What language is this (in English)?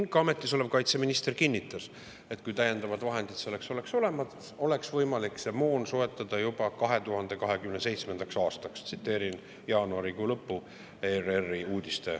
Estonian